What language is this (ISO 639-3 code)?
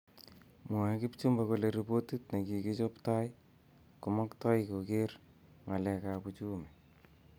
kln